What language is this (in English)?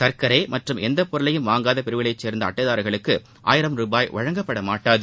Tamil